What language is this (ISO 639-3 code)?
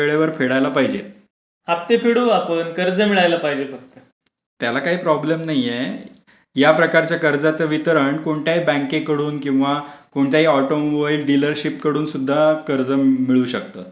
mar